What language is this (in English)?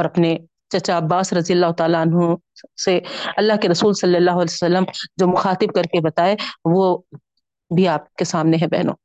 Urdu